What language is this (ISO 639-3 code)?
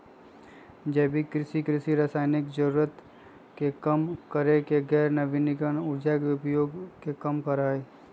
mag